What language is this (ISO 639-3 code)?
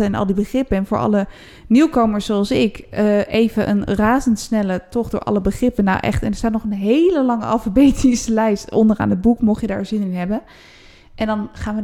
nld